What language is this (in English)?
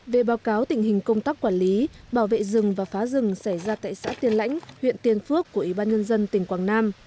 Vietnamese